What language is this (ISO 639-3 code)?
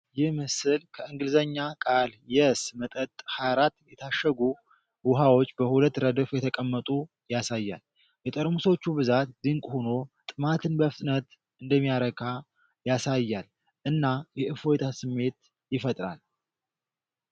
amh